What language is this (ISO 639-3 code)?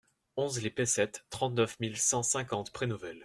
fra